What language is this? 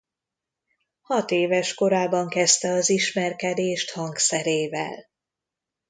Hungarian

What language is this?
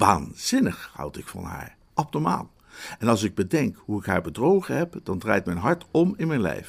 Dutch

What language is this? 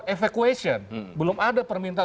Indonesian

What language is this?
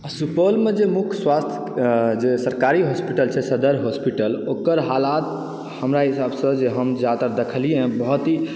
Maithili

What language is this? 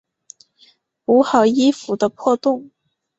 Chinese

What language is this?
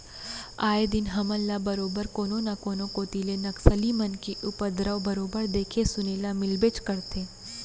Chhattisgarhi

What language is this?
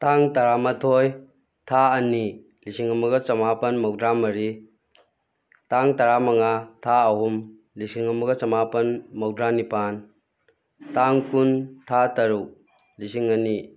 Manipuri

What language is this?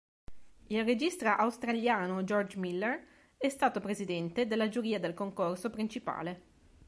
Italian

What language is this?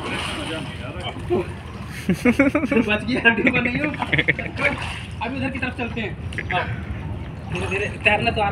Indonesian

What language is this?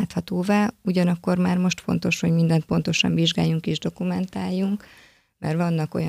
Hungarian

